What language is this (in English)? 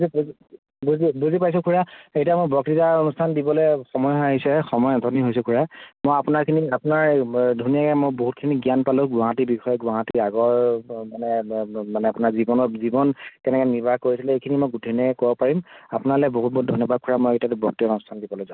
Assamese